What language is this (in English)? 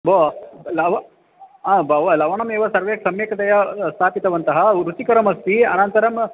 Sanskrit